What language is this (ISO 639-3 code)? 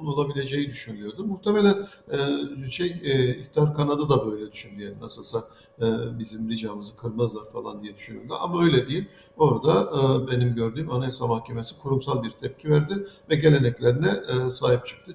tur